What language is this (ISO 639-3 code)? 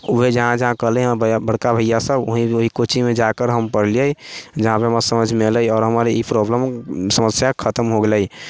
mai